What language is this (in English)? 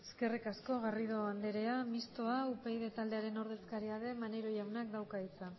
Basque